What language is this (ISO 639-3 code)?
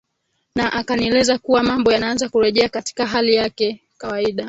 swa